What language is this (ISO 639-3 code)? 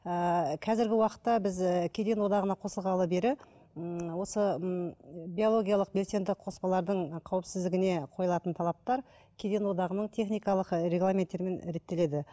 kaz